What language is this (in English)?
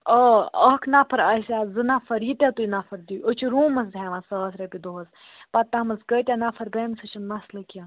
Kashmiri